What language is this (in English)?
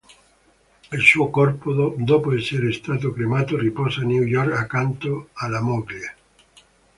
Italian